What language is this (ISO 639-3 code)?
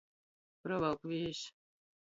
ltg